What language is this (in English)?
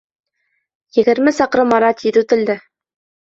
Bashkir